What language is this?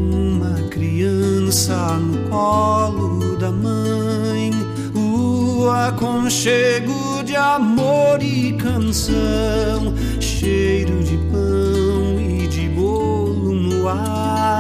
Portuguese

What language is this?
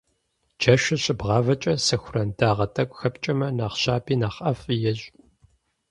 Kabardian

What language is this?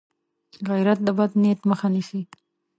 Pashto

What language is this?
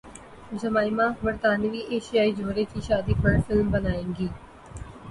Urdu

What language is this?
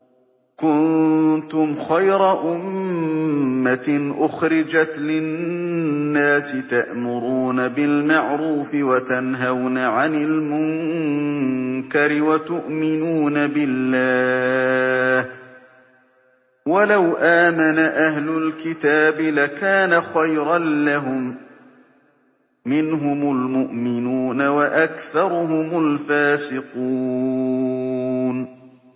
Arabic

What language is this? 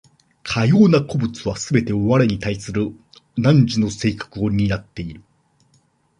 Japanese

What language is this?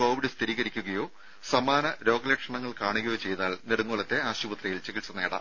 Malayalam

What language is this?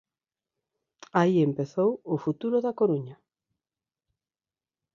Galician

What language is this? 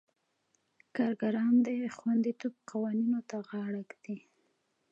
Pashto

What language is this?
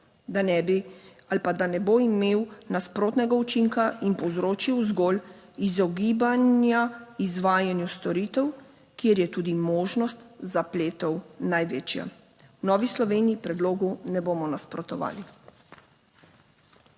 Slovenian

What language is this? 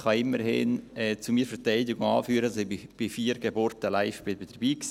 Swiss German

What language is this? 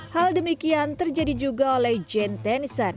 Indonesian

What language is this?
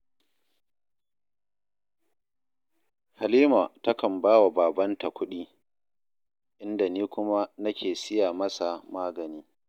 Hausa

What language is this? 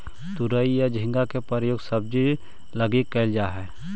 Magahi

